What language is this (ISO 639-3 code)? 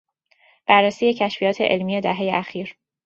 fas